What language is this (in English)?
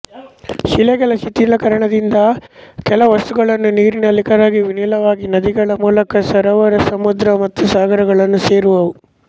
Kannada